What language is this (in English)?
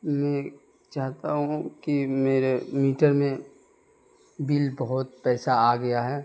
Urdu